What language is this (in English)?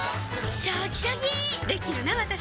Japanese